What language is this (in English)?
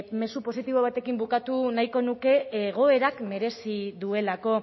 Basque